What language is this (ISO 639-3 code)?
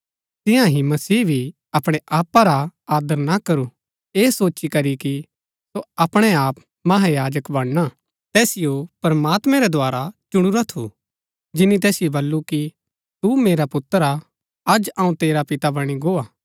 gbk